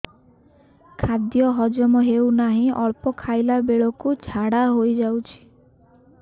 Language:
Odia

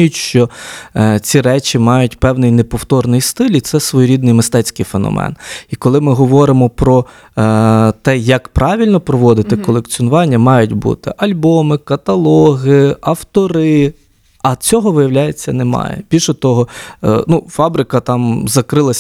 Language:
Ukrainian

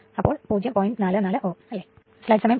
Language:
Malayalam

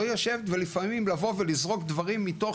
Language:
Hebrew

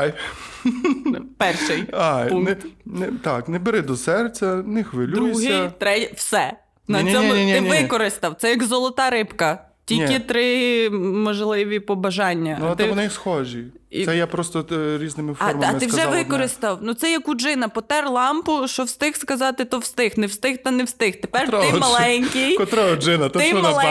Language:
Ukrainian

